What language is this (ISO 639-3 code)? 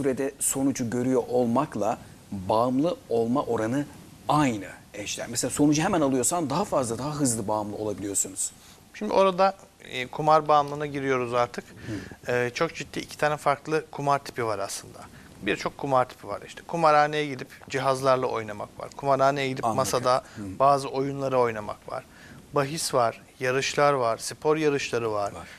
tur